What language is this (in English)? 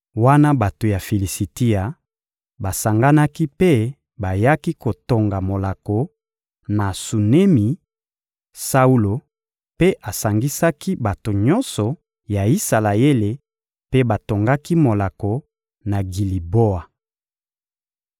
Lingala